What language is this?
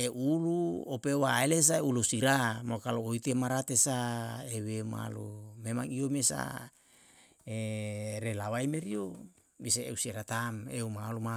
Yalahatan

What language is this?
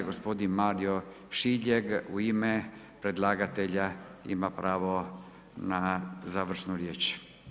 Croatian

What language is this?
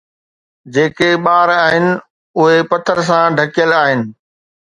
Sindhi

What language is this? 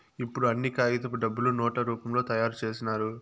Telugu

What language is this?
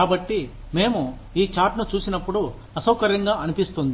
Telugu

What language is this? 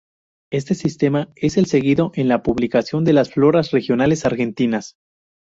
Spanish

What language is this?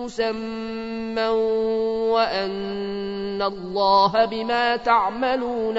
Arabic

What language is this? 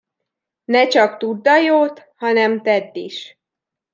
Hungarian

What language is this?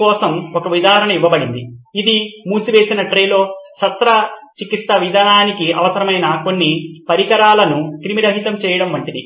Telugu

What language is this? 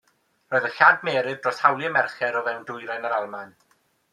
Welsh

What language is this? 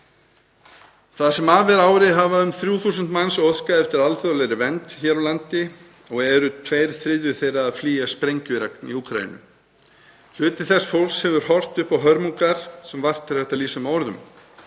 Icelandic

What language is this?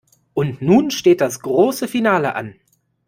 German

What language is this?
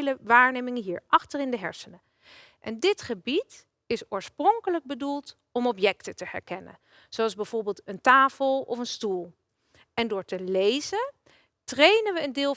Dutch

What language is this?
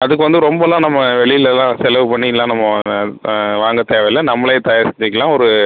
Tamil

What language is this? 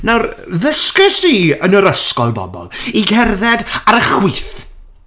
Welsh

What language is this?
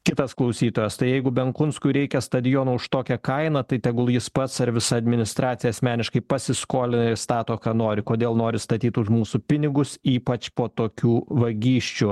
Lithuanian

